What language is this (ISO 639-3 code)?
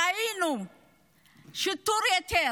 heb